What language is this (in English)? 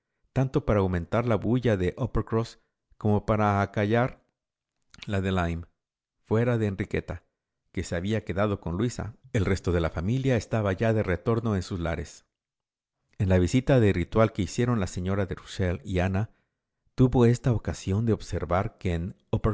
Spanish